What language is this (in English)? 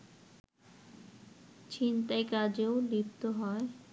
Bangla